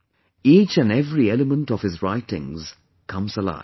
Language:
English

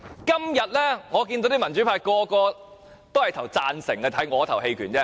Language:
Cantonese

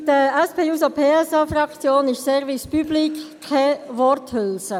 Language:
Swiss German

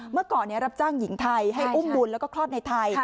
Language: Thai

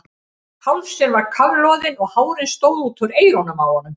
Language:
Icelandic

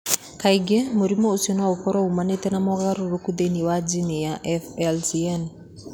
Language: Kikuyu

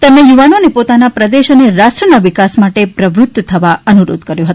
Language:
Gujarati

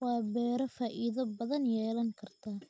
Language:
Somali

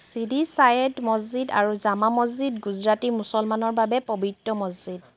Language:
Assamese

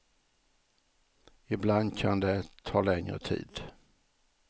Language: Swedish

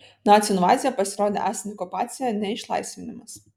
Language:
Lithuanian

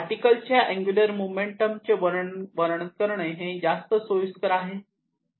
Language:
Marathi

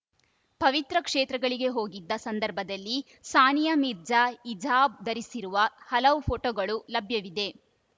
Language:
Kannada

